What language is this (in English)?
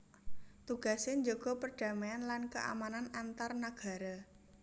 Javanese